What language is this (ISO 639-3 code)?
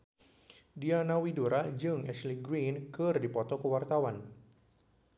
sun